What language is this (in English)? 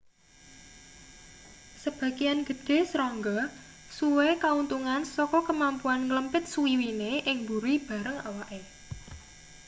Javanese